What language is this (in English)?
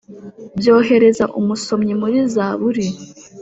Kinyarwanda